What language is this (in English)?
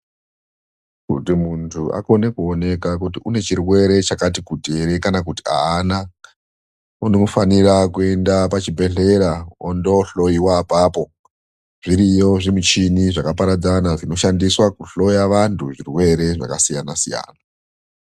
Ndau